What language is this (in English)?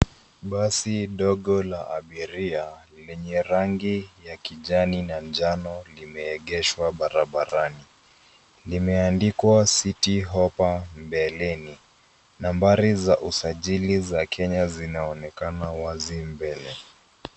Swahili